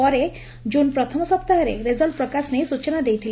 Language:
Odia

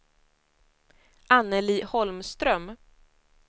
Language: Swedish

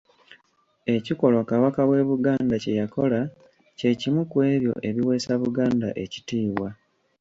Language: Ganda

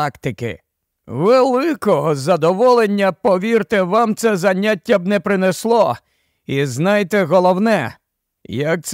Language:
Ukrainian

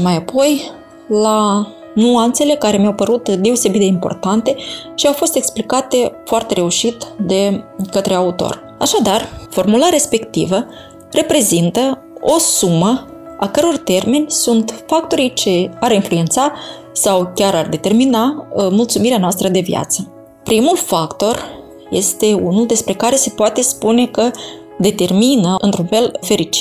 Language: Romanian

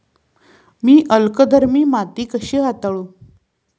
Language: Marathi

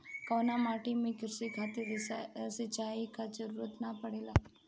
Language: Bhojpuri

